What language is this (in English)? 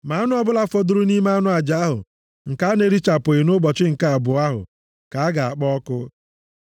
Igbo